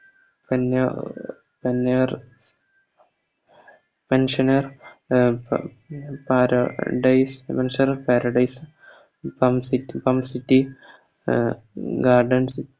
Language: Malayalam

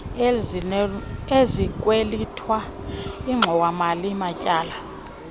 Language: Xhosa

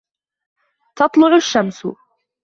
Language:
Arabic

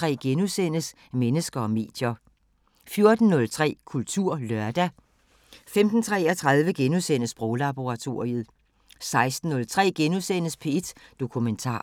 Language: Danish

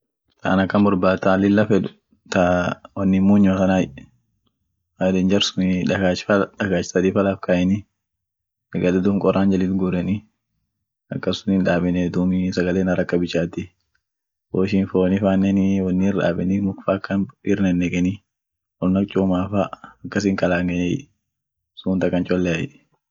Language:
Orma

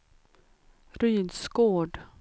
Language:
Swedish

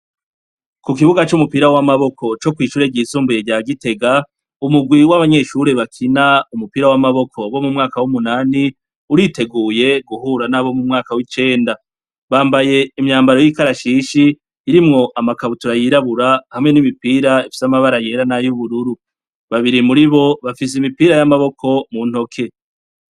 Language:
Rundi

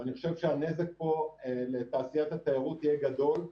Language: Hebrew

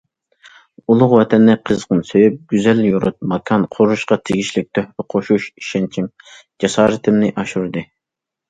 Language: Uyghur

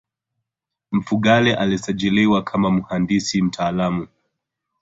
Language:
Swahili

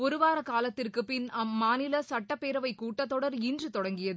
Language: Tamil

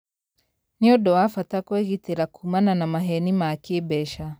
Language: Kikuyu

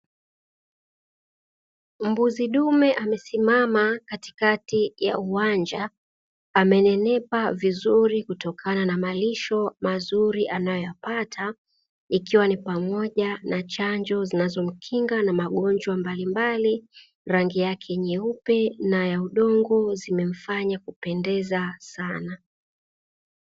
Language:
Swahili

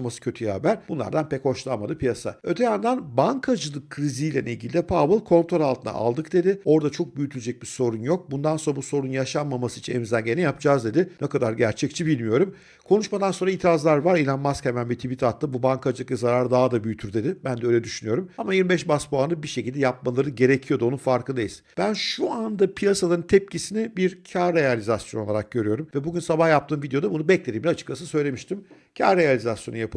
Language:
Turkish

